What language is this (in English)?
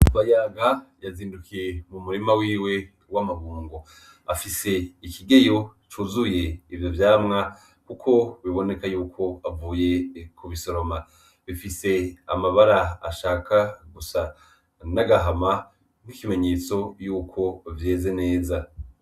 Rundi